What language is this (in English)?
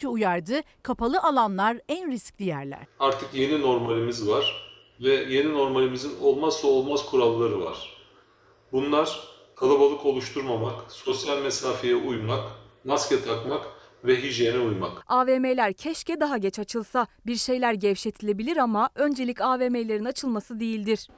Turkish